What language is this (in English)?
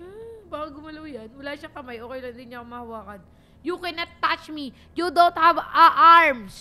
Filipino